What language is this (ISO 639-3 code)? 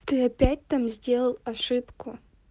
rus